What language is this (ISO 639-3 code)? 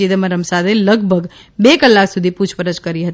guj